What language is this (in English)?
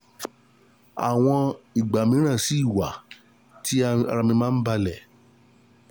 Yoruba